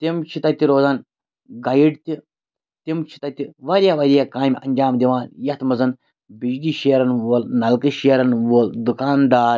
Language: Kashmiri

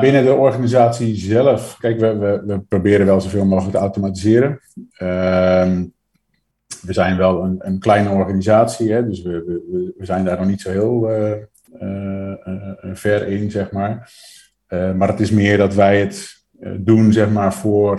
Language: Dutch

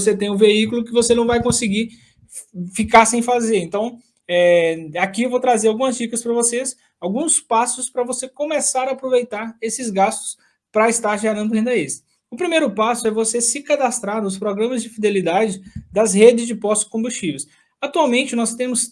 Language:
Portuguese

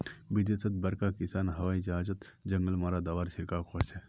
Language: Magahi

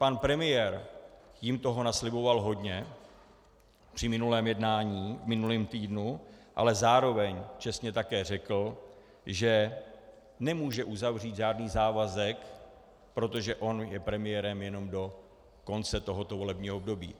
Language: Czech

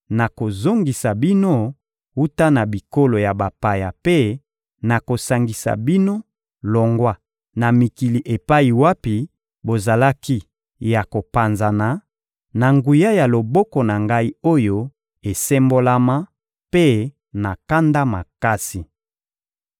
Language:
Lingala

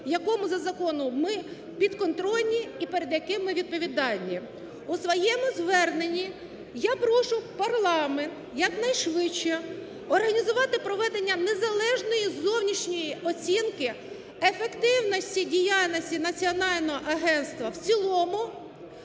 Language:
Ukrainian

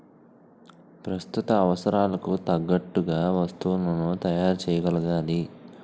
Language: Telugu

